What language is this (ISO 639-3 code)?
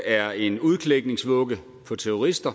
dan